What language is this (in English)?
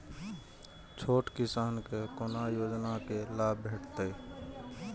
Maithili